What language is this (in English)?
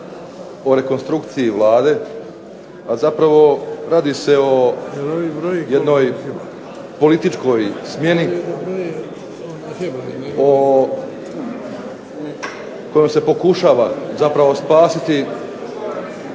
Croatian